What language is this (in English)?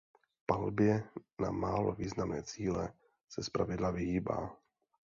Czech